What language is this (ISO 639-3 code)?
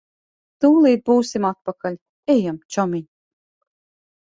lav